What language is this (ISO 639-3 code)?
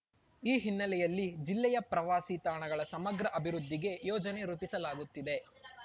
kan